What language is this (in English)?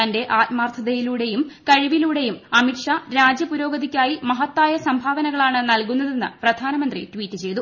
Malayalam